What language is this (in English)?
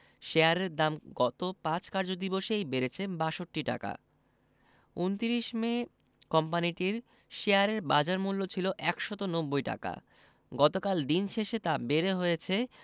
Bangla